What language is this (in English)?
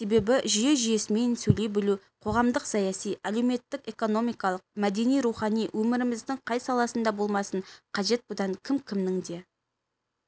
Kazakh